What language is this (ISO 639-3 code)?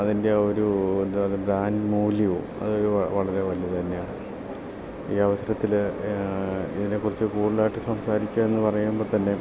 mal